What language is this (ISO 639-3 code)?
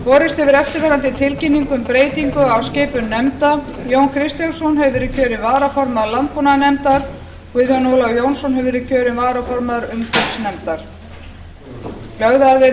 isl